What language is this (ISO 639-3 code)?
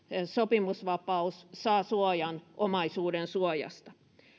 fin